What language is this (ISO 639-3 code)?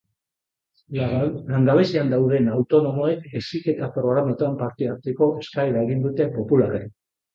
eus